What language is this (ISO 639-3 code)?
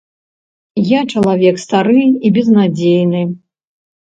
bel